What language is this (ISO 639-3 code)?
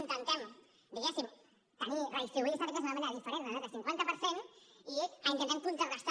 cat